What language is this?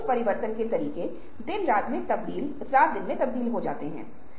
Hindi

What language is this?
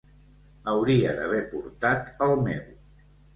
Catalan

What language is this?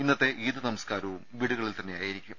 Malayalam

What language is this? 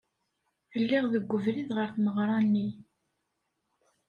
Kabyle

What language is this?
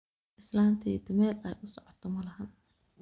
Somali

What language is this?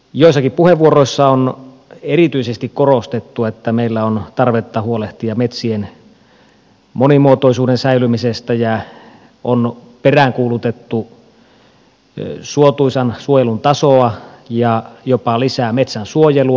Finnish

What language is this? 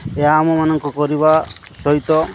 Odia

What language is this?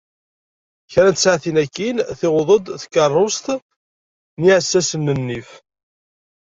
Kabyle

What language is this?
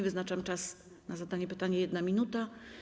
Polish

